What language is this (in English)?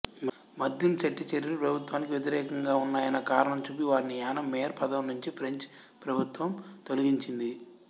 Telugu